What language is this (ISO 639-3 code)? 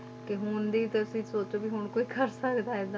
pan